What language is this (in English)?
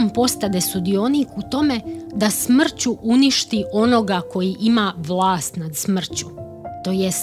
Croatian